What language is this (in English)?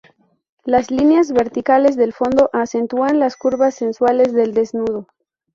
Spanish